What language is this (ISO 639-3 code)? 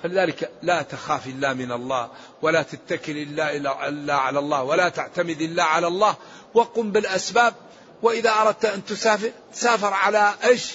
ara